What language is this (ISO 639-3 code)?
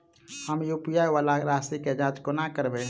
mai